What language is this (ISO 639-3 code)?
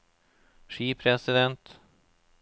nor